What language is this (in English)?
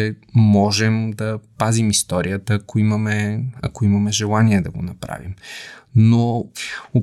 Bulgarian